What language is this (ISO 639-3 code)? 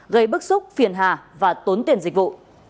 vie